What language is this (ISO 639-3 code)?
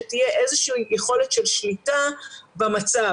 heb